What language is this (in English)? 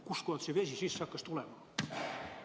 Estonian